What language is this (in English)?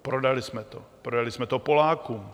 Czech